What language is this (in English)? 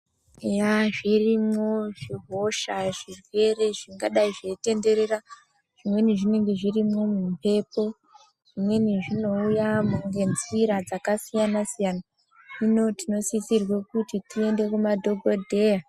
Ndau